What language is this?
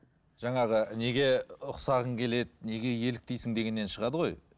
Kazakh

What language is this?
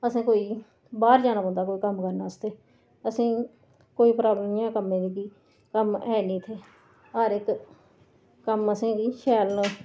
Dogri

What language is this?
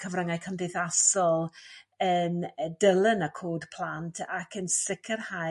Welsh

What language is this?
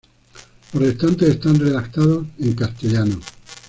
Spanish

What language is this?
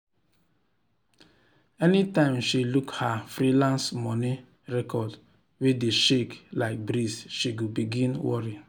Nigerian Pidgin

